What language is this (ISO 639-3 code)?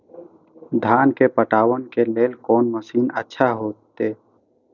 mai